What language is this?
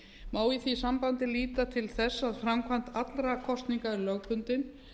Icelandic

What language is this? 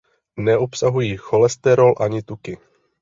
Czech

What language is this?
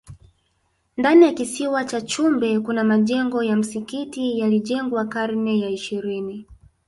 Swahili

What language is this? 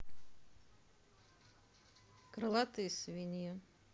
Russian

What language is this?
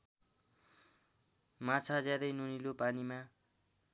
Nepali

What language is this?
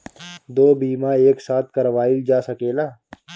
Bhojpuri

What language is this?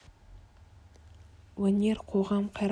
Kazakh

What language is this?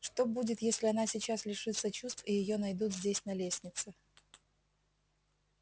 Russian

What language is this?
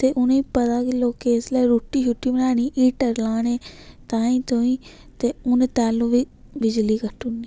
Dogri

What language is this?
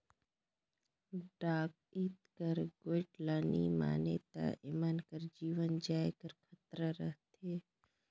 Chhattisgarhi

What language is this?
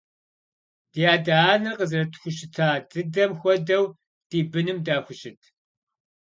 Kabardian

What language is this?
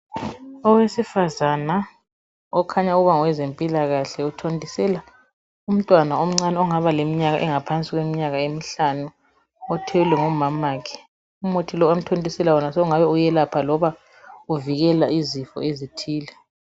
North Ndebele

